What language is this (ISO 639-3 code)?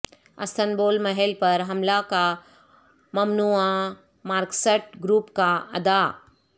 urd